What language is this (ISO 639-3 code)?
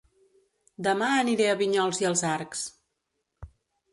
cat